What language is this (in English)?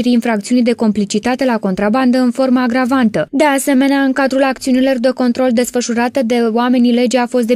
Romanian